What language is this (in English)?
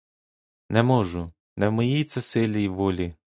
Ukrainian